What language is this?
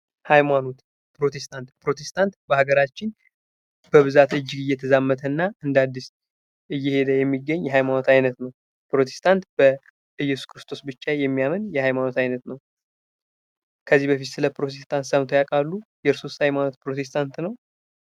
Amharic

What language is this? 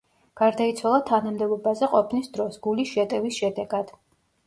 Georgian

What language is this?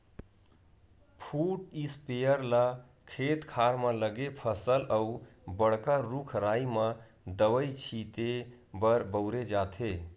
Chhattisgarhi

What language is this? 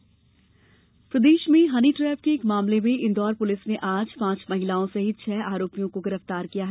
Hindi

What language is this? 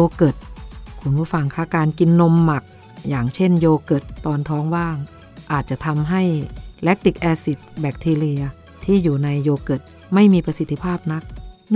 Thai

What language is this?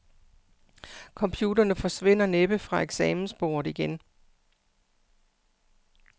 Danish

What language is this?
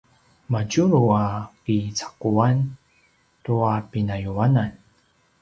Paiwan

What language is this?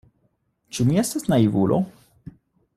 Esperanto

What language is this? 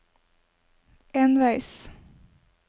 Norwegian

